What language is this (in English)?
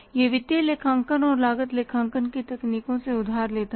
Hindi